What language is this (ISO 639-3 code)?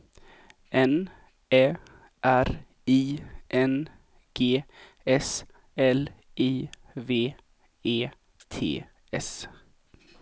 swe